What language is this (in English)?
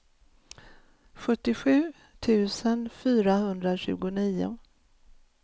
Swedish